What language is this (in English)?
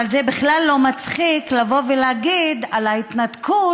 Hebrew